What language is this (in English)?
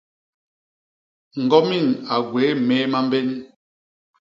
Basaa